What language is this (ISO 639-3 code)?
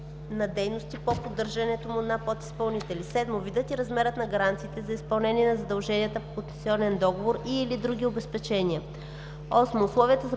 bul